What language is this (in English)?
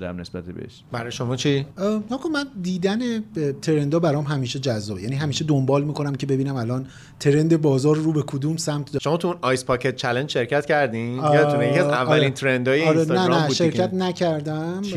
Persian